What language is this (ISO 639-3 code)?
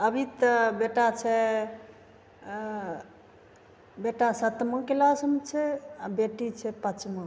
mai